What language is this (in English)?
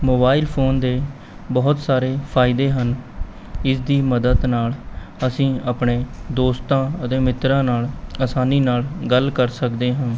Punjabi